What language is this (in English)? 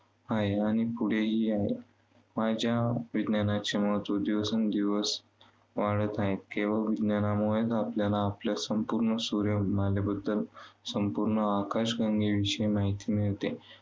Marathi